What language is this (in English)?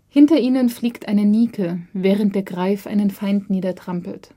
German